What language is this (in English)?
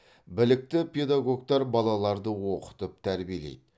Kazakh